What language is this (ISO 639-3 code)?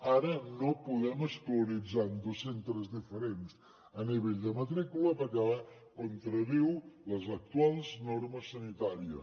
cat